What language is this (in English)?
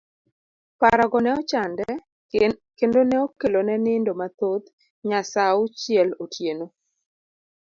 Luo (Kenya and Tanzania)